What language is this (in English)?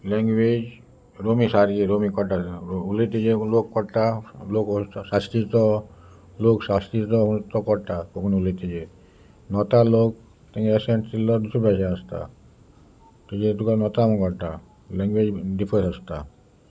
Konkani